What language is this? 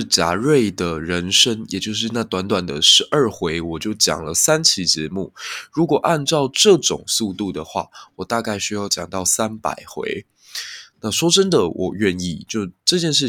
Chinese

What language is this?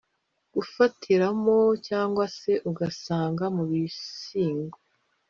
Kinyarwanda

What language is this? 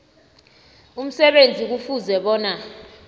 South Ndebele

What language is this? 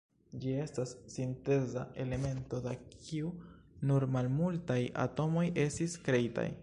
Esperanto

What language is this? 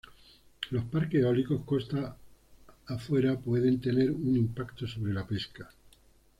Spanish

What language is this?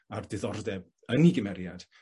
Welsh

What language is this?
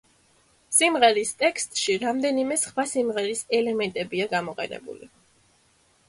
Georgian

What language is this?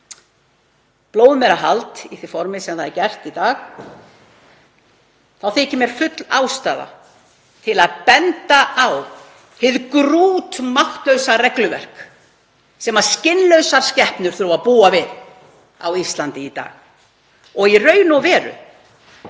Icelandic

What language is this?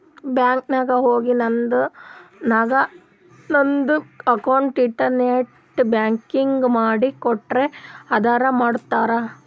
Kannada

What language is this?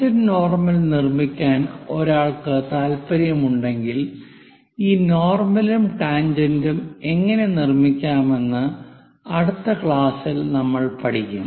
Malayalam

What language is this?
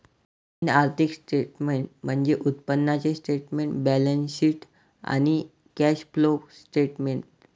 Marathi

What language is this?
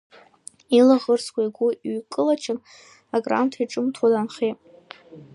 Abkhazian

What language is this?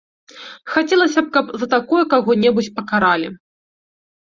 Belarusian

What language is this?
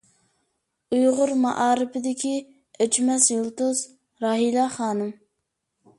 Uyghur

